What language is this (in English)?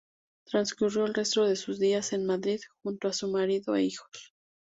Spanish